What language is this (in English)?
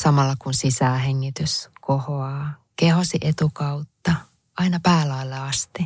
Finnish